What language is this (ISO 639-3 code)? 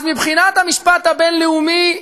heb